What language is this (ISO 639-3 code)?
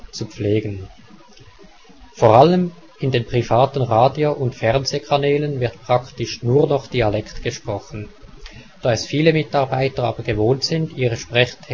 deu